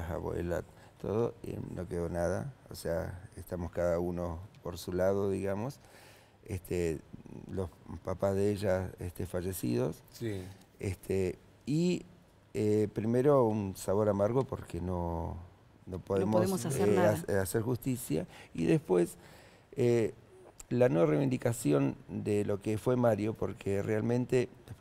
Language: Spanish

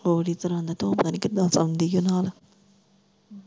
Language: Punjabi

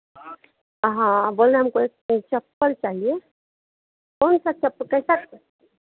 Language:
Hindi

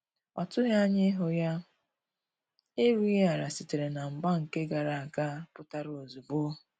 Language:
Igbo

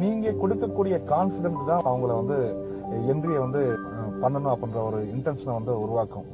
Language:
Tamil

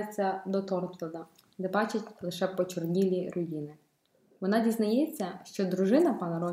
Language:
Ukrainian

